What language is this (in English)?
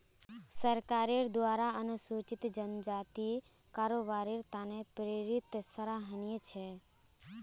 Magahi